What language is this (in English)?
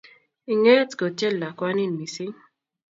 Kalenjin